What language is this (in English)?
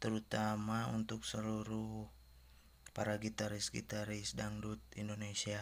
Indonesian